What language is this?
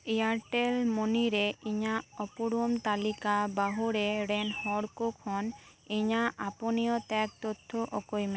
Santali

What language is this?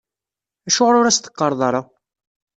Kabyle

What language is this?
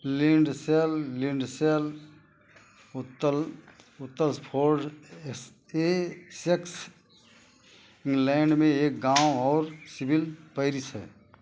Hindi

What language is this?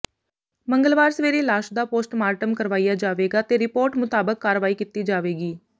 Punjabi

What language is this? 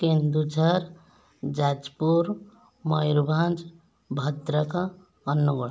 Odia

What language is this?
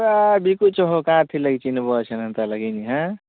Odia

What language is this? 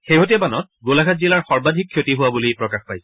Assamese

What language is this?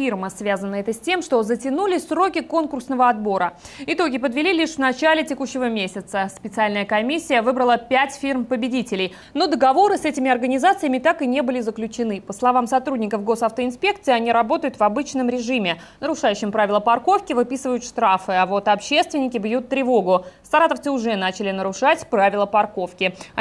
Russian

